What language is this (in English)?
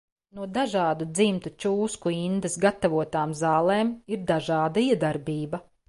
Latvian